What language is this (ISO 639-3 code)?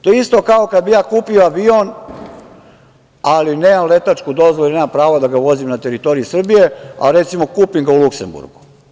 srp